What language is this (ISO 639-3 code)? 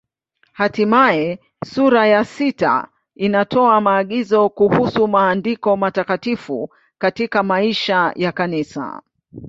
swa